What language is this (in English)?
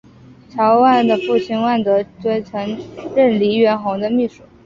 Chinese